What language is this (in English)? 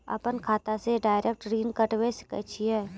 Maithili